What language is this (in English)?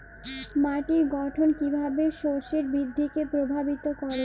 Bangla